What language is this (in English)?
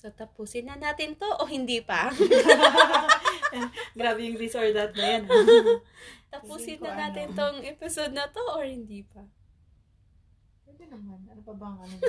Filipino